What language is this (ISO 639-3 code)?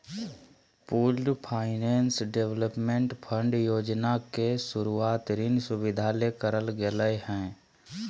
mag